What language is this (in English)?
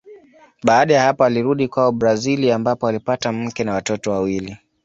Swahili